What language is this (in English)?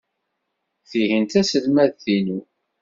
Kabyle